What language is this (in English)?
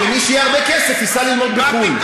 Hebrew